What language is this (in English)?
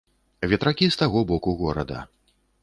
Belarusian